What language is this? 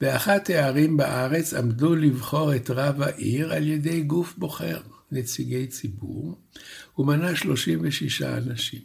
Hebrew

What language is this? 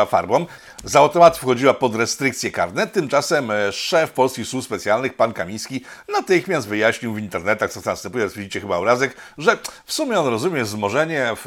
Polish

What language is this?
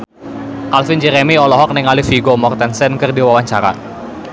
Sundanese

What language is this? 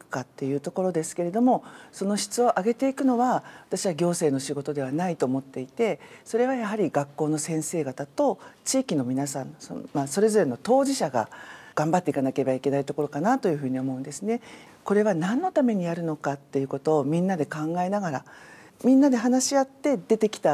Japanese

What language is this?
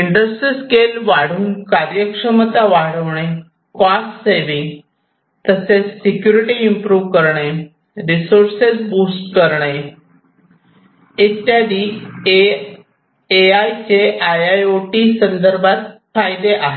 Marathi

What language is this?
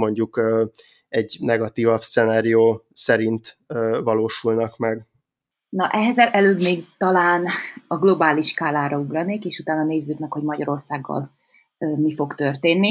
Hungarian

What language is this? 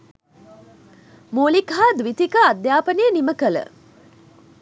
Sinhala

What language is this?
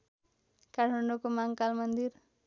Nepali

